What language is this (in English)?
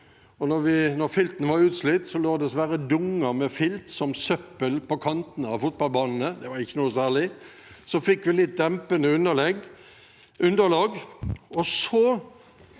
Norwegian